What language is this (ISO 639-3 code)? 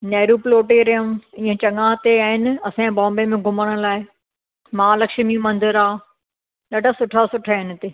snd